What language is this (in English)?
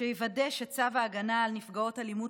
Hebrew